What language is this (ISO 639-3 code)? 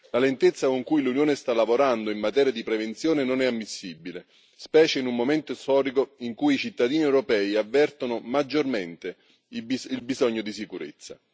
ita